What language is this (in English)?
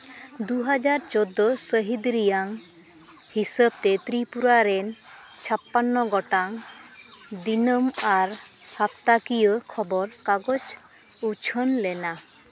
Santali